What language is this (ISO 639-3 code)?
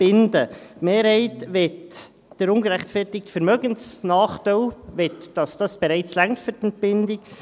gsw